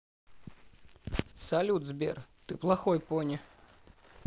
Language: Russian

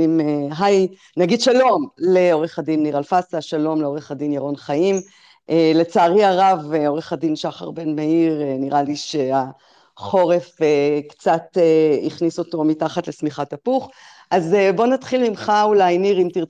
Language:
Hebrew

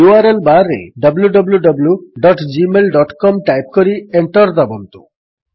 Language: Odia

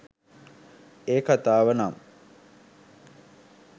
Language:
Sinhala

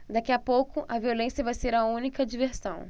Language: Portuguese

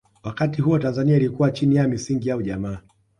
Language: Swahili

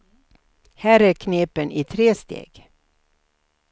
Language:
Swedish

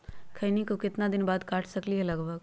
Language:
Magahi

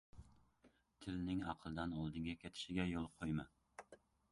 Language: Uzbek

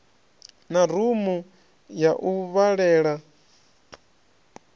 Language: Venda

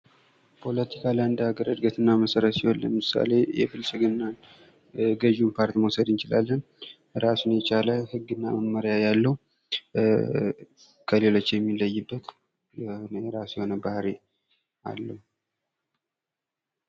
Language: Amharic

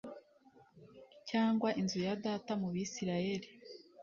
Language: Kinyarwanda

